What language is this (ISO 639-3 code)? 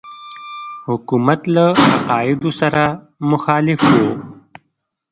pus